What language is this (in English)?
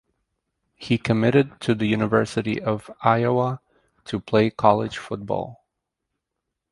English